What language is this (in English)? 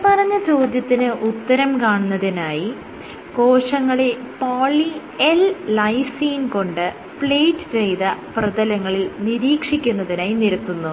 Malayalam